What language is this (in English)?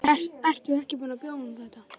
Icelandic